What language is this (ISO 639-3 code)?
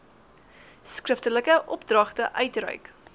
afr